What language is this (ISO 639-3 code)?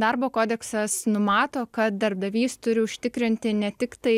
lit